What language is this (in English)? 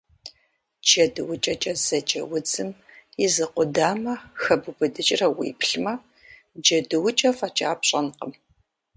Kabardian